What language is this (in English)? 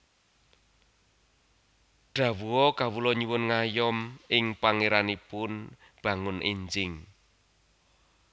Javanese